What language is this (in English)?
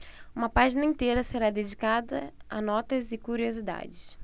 Portuguese